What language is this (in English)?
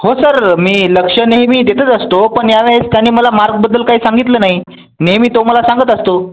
Marathi